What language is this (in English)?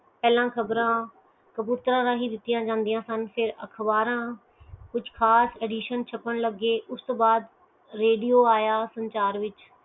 Punjabi